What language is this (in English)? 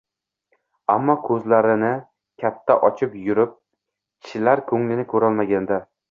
Uzbek